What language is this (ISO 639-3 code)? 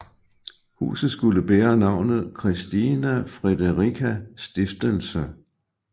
dan